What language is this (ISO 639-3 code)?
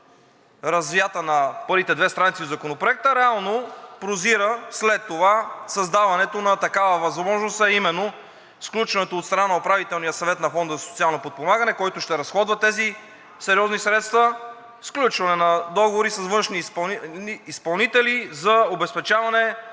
bul